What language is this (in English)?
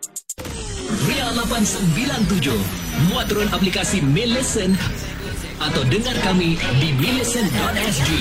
Malay